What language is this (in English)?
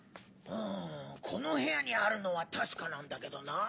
Japanese